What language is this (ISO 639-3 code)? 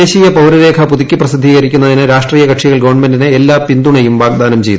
mal